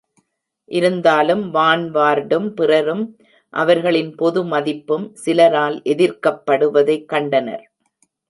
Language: Tamil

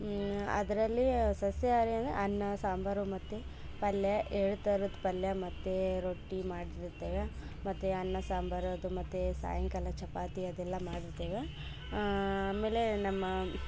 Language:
Kannada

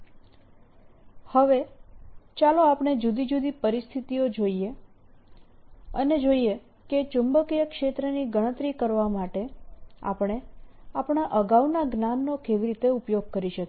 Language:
Gujarati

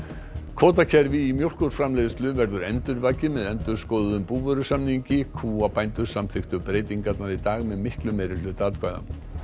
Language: Icelandic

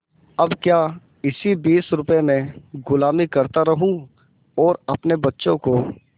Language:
Hindi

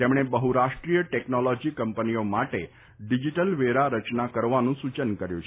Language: Gujarati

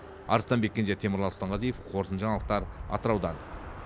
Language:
Kazakh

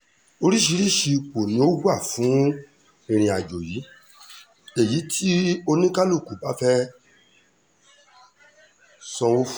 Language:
Yoruba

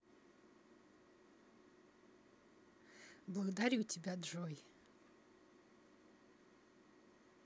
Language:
Russian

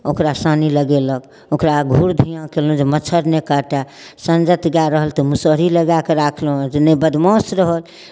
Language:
Maithili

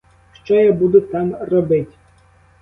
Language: Ukrainian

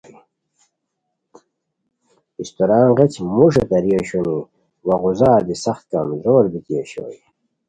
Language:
Khowar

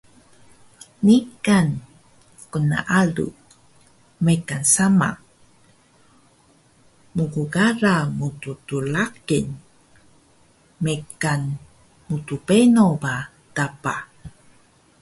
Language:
Taroko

